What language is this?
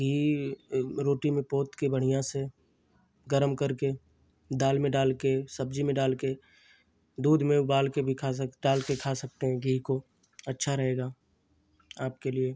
Hindi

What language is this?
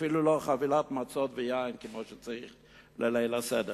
Hebrew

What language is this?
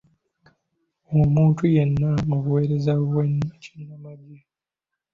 Ganda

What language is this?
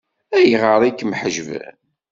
Kabyle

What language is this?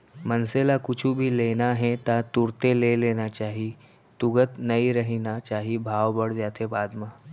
Chhattisgarhi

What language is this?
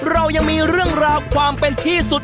Thai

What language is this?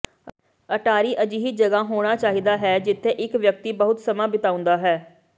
Punjabi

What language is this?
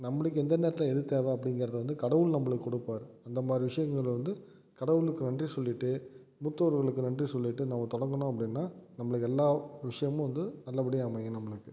Tamil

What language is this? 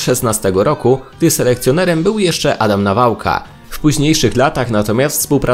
Polish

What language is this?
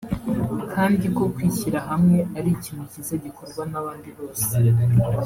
Kinyarwanda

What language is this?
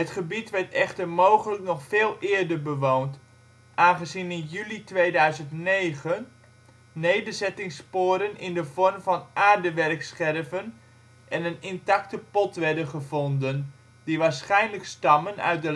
Dutch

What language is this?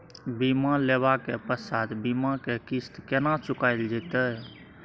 Maithili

